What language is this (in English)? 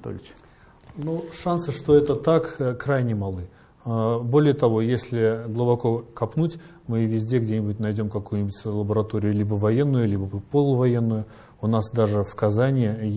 Russian